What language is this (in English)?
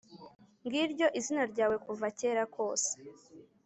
Kinyarwanda